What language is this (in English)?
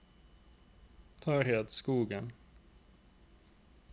Norwegian